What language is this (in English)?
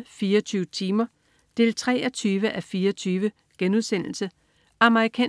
Danish